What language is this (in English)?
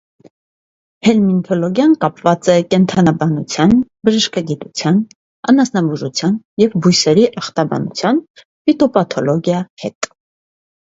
Armenian